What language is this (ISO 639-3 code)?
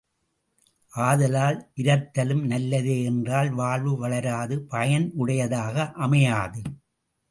tam